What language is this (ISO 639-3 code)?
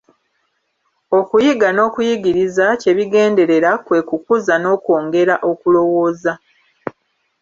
lug